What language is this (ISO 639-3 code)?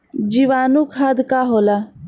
bho